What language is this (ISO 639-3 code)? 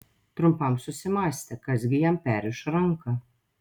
lit